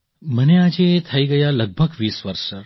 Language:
Gujarati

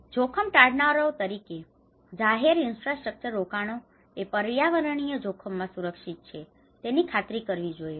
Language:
Gujarati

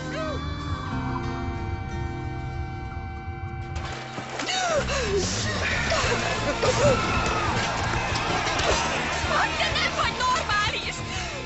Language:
Hungarian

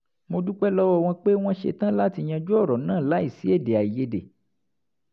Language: Yoruba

